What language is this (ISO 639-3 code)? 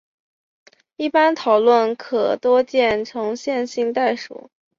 zho